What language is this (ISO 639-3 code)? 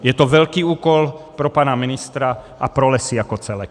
ces